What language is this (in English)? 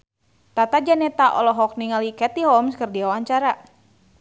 Sundanese